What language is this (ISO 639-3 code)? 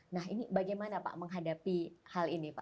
ind